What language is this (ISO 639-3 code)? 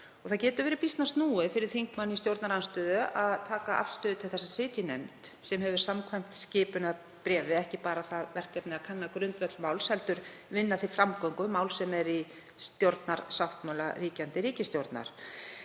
isl